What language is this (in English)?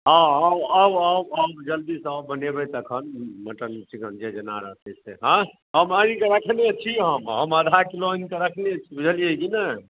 Maithili